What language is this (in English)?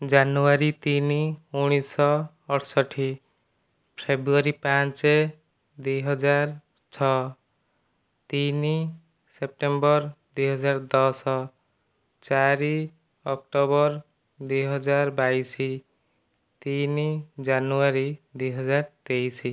Odia